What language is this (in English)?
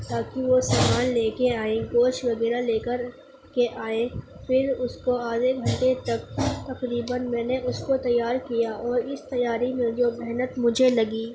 Urdu